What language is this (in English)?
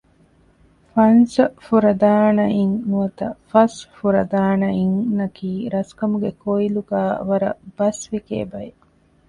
Divehi